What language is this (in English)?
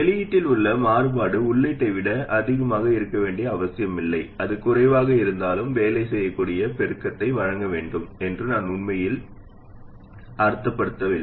Tamil